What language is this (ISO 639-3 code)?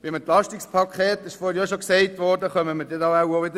gsw